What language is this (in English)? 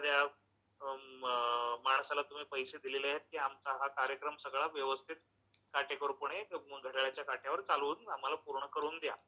Marathi